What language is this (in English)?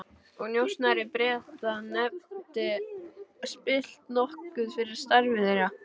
Icelandic